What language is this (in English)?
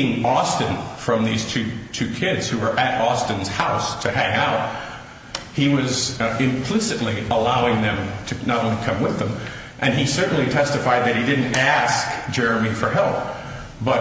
English